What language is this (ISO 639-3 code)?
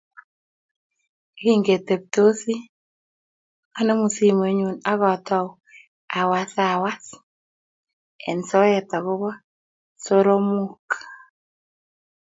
kln